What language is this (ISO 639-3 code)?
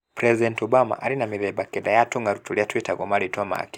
kik